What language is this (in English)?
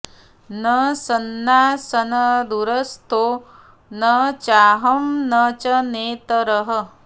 Sanskrit